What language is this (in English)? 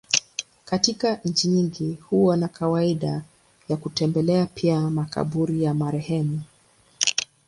Swahili